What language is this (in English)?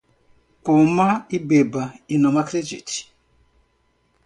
Portuguese